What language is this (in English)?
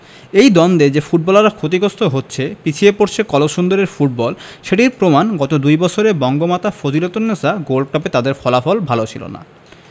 Bangla